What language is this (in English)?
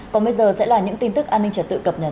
Vietnamese